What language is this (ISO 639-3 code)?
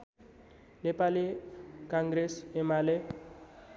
nep